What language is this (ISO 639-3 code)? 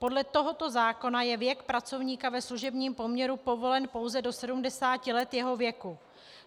ces